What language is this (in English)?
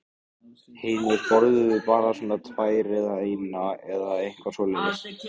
Icelandic